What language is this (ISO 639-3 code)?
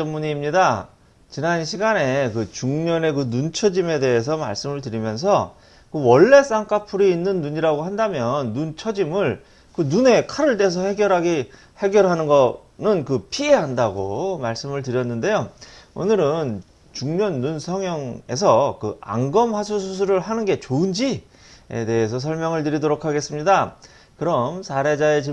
kor